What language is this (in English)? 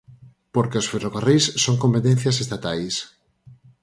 Galician